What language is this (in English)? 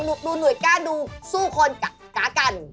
Thai